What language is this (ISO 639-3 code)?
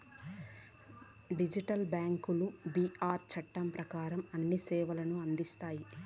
tel